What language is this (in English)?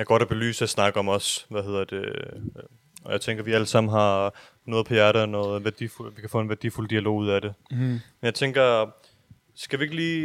Danish